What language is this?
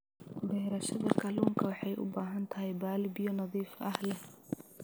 Somali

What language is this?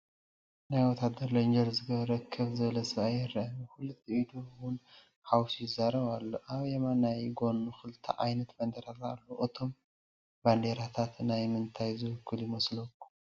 Tigrinya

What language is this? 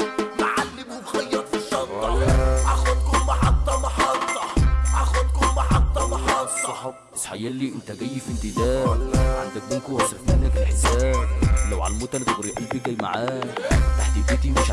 Arabic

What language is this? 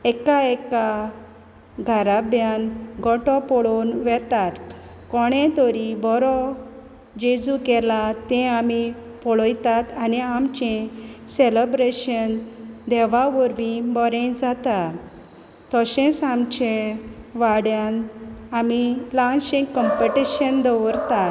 Konkani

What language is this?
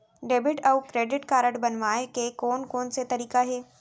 Chhattisgarhi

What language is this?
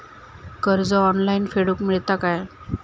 Marathi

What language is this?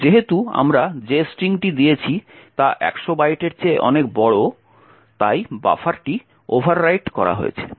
Bangla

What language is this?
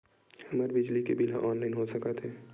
Chhattisgarhi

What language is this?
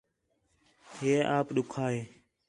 Khetrani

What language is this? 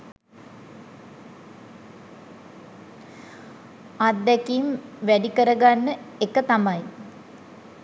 Sinhala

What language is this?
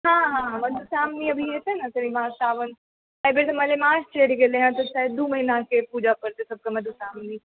Maithili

